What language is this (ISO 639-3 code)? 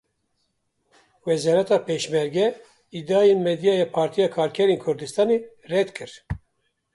kur